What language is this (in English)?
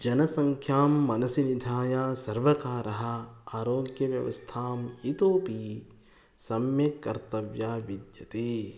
Sanskrit